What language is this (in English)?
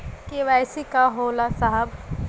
Bhojpuri